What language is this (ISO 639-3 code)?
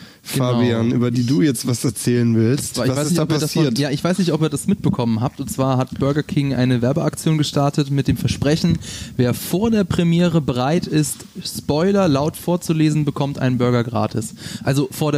deu